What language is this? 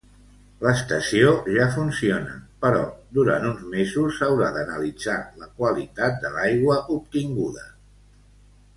Catalan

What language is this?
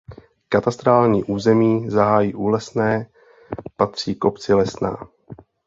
Czech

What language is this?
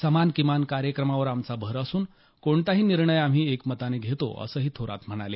Marathi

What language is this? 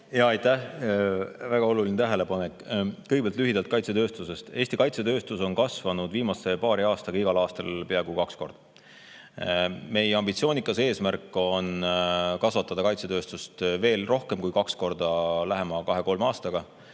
Estonian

